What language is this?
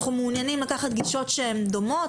Hebrew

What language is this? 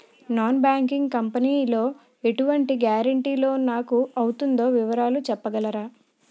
Telugu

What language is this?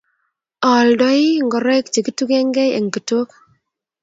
Kalenjin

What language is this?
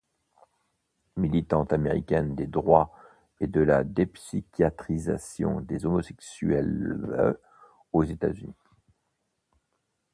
French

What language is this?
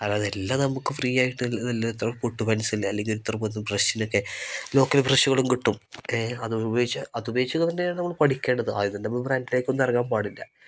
Malayalam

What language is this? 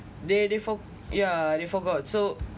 English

